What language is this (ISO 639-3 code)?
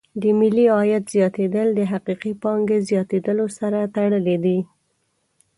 pus